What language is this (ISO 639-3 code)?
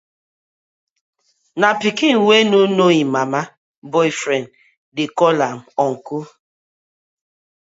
pcm